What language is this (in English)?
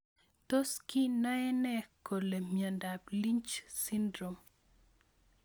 Kalenjin